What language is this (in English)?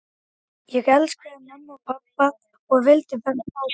Icelandic